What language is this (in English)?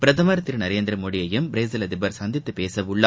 Tamil